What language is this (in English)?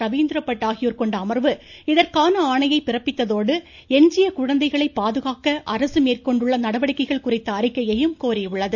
Tamil